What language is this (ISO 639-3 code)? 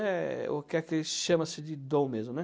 por